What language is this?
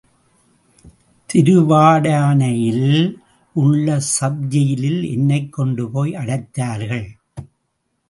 Tamil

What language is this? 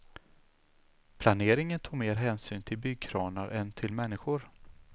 Swedish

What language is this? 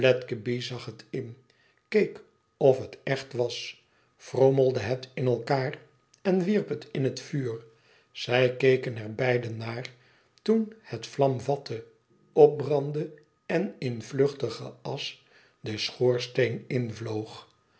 Dutch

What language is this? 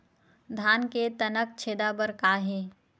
Chhattisgarhi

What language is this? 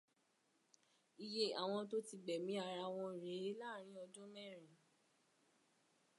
Yoruba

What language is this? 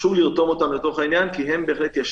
Hebrew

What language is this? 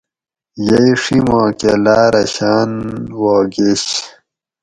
Gawri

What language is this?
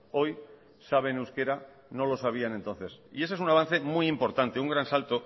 Spanish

